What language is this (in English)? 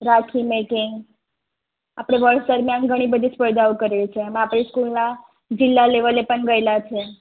Gujarati